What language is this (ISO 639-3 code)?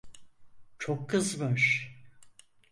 tur